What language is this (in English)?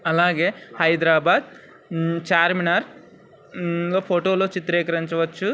Telugu